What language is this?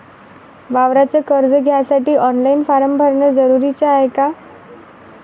Marathi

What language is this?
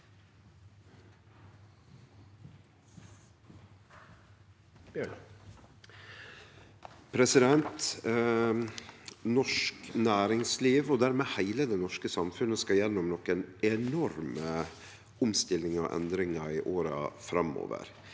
Norwegian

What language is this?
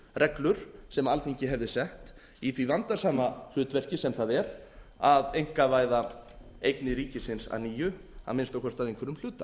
Icelandic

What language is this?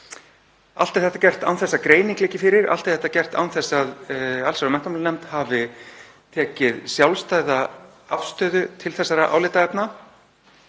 Icelandic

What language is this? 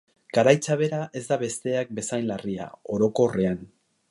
Basque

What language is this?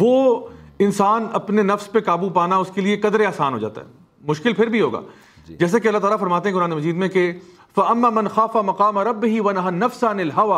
Urdu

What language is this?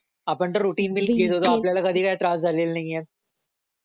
Marathi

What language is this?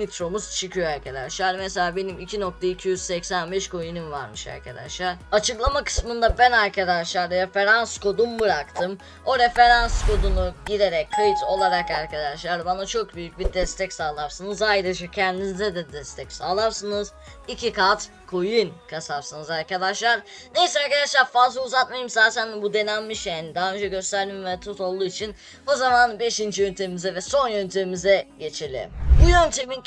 Turkish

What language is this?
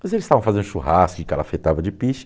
Portuguese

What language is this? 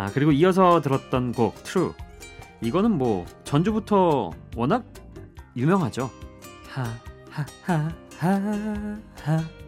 Korean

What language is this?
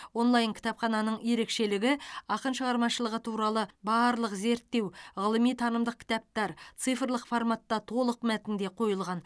Kazakh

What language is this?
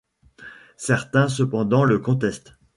French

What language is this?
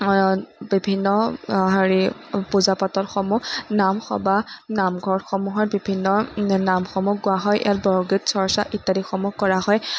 Assamese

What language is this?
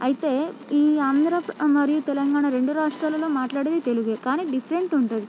Telugu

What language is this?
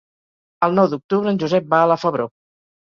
Catalan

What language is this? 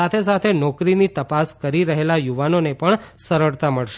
Gujarati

